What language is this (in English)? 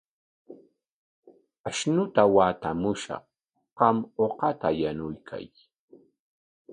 Corongo Ancash Quechua